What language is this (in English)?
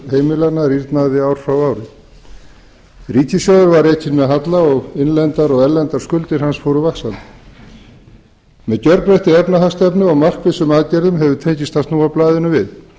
Icelandic